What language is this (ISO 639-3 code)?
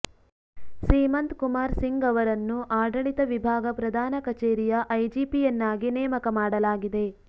kan